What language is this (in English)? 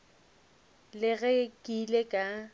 Northern Sotho